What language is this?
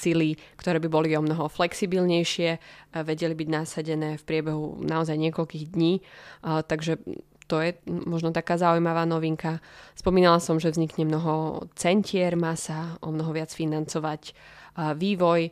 Slovak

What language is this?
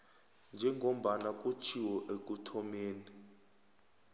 South Ndebele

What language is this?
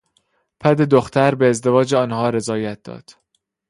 Persian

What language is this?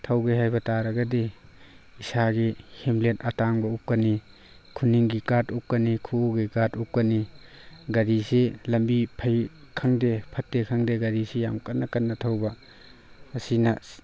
Manipuri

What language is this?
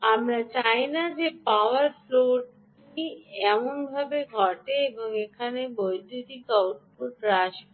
Bangla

